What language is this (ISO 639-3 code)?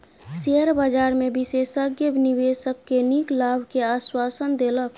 mai